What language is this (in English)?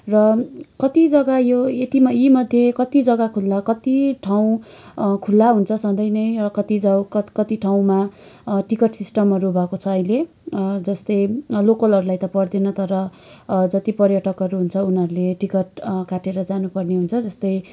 Nepali